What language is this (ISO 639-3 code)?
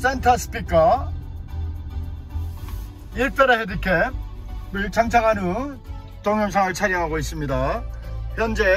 kor